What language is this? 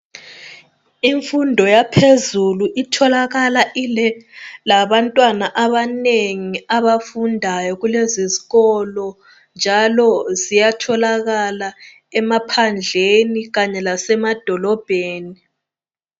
North Ndebele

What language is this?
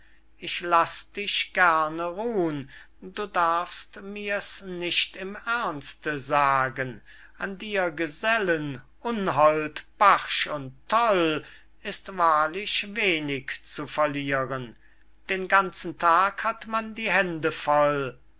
German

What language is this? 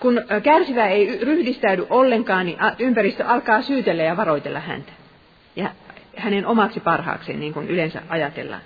Finnish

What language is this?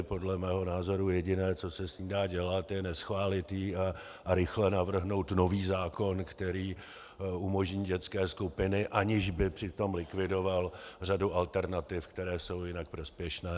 Czech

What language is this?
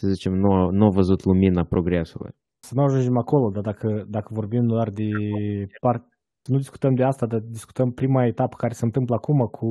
Romanian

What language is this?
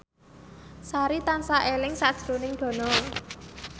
Javanese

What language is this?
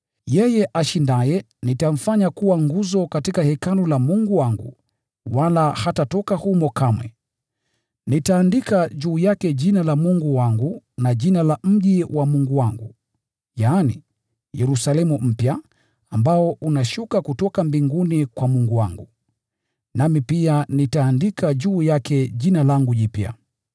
Swahili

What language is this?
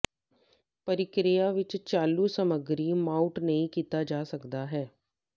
Punjabi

